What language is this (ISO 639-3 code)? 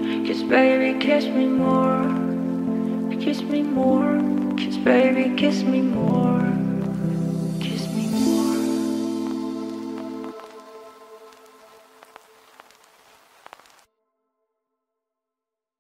vie